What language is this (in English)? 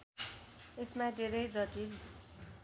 Nepali